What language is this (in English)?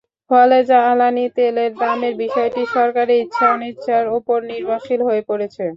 Bangla